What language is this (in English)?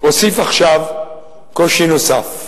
Hebrew